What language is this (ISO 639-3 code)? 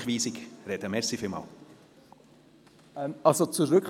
gsw